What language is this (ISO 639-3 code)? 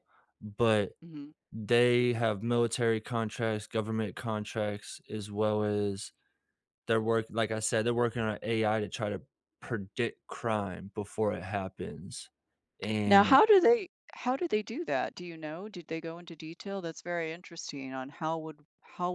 eng